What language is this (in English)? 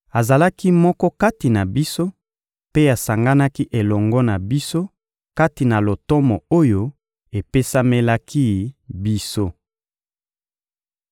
Lingala